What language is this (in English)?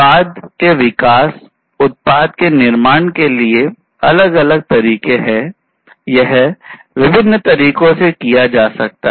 Hindi